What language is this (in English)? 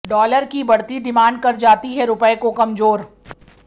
Hindi